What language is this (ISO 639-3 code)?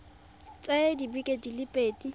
tsn